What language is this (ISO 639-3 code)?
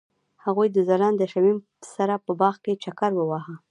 pus